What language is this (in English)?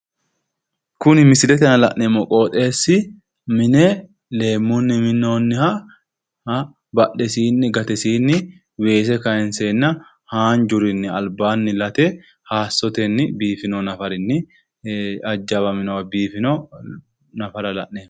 Sidamo